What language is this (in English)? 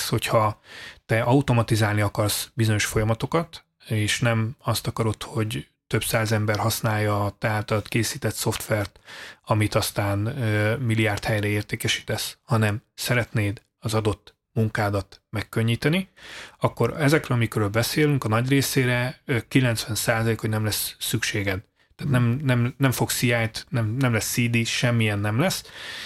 Hungarian